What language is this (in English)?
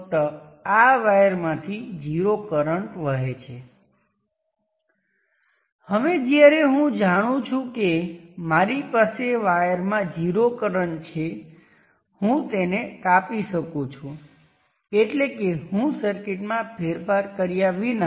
Gujarati